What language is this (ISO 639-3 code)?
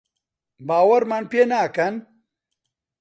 ckb